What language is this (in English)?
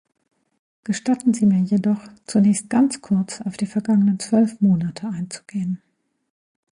German